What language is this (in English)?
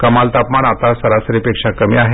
Marathi